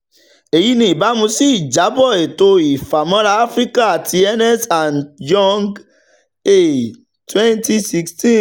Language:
Yoruba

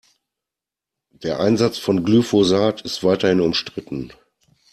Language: German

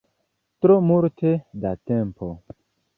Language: Esperanto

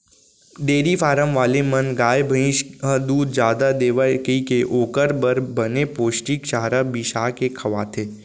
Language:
Chhattisgarhi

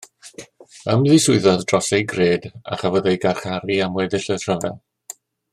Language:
Welsh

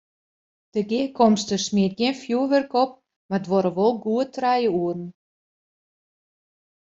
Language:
Western Frisian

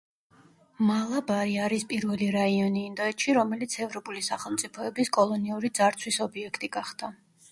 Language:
Georgian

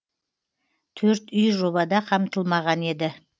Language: Kazakh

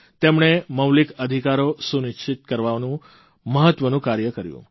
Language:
Gujarati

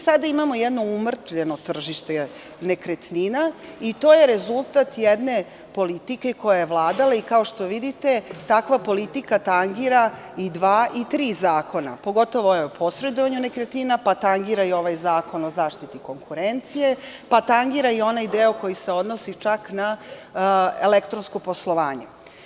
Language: Serbian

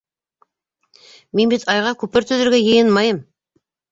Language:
Bashkir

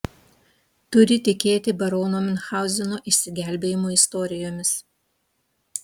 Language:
Lithuanian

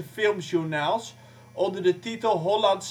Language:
Dutch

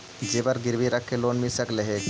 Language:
Magahi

